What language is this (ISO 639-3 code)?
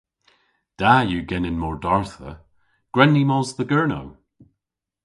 cor